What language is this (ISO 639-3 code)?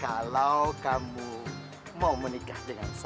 ind